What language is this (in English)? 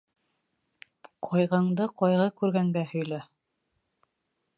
Bashkir